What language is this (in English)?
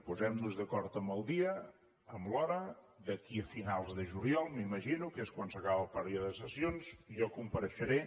Catalan